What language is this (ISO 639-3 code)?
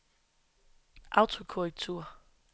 dan